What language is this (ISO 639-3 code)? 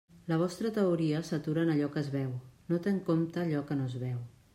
cat